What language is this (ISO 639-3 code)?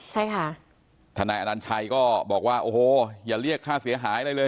tha